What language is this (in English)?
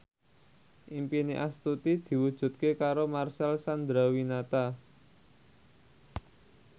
Javanese